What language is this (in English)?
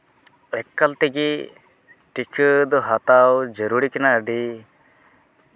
Santali